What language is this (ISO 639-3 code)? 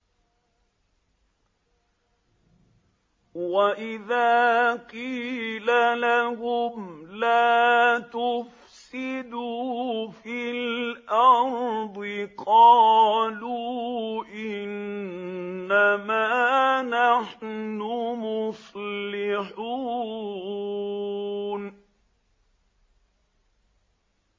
ara